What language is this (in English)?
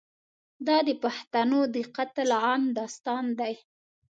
Pashto